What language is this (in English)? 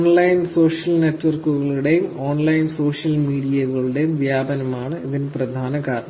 Malayalam